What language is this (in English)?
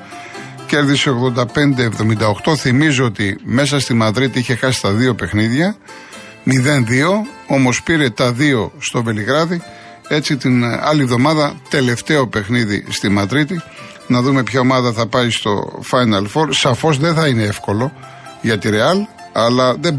Greek